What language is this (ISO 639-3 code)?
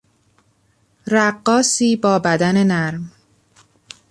fas